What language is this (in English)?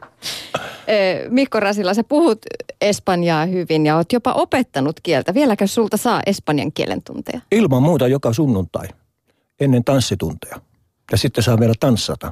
Finnish